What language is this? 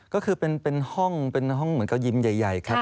Thai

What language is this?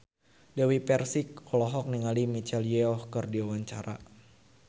Sundanese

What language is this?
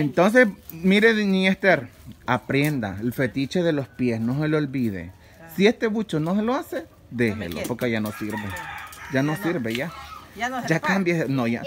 Spanish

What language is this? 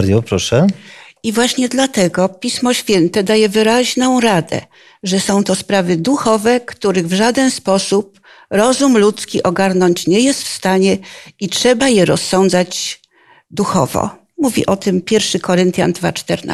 Polish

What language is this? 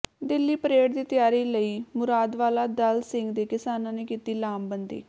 Punjabi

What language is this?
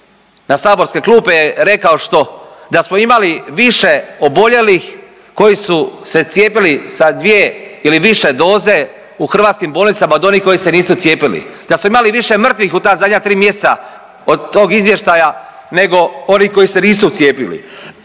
Croatian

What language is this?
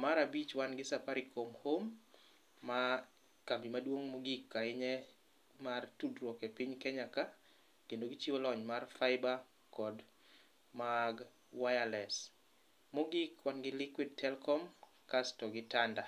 Luo (Kenya and Tanzania)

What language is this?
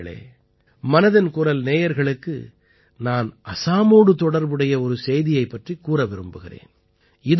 Tamil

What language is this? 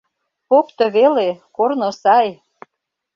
Mari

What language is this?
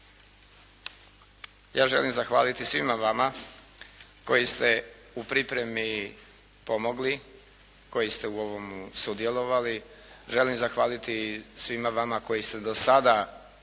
Croatian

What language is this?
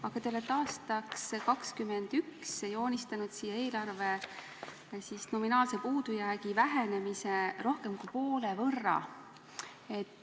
Estonian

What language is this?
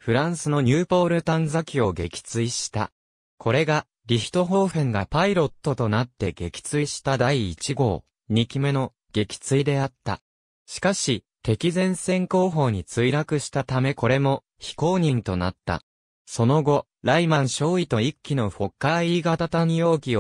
Japanese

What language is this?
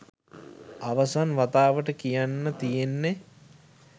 Sinhala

